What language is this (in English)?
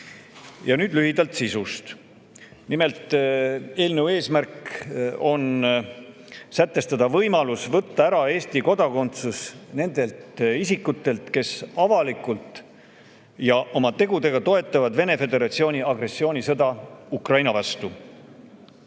Estonian